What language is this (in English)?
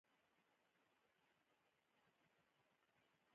Pashto